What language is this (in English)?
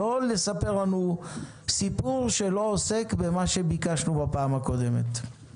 Hebrew